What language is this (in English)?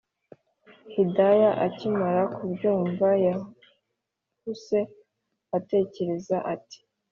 Kinyarwanda